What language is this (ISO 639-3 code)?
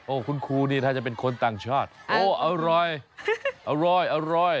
tha